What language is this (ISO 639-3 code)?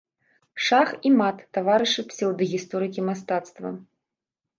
bel